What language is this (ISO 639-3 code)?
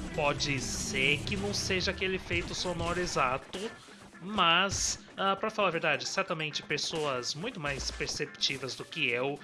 por